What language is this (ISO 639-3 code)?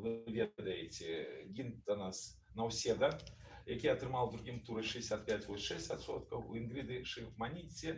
rus